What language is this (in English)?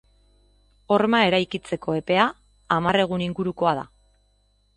Basque